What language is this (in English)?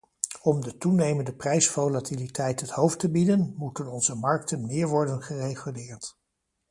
Dutch